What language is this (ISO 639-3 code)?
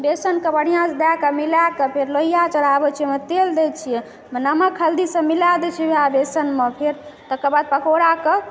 mai